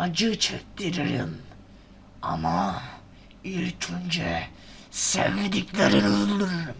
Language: Turkish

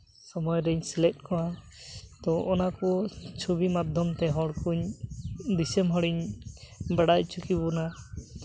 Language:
Santali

